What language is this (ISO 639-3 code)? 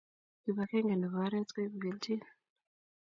kln